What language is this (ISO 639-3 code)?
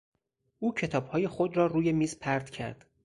fas